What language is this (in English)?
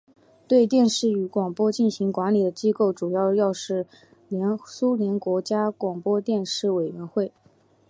Chinese